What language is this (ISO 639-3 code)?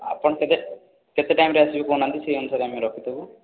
ori